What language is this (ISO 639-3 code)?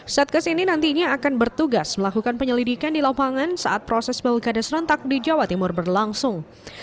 ind